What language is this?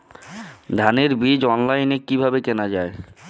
Bangla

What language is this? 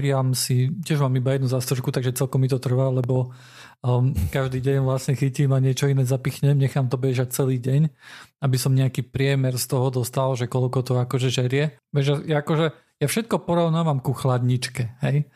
Slovak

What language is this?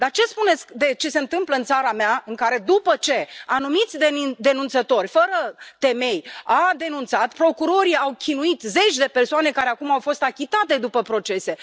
Romanian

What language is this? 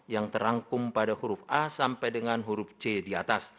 Indonesian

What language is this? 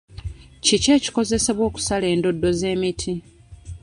Ganda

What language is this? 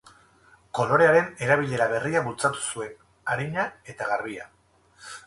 Basque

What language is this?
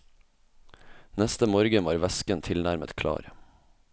Norwegian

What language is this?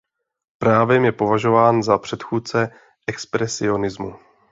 Czech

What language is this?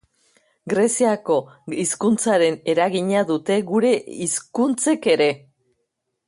Basque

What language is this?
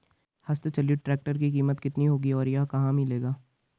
Hindi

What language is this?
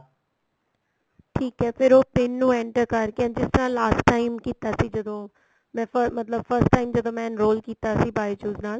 Punjabi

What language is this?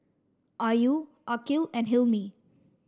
English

